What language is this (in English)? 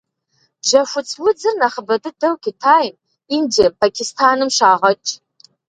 Kabardian